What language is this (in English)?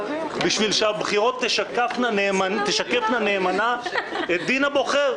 Hebrew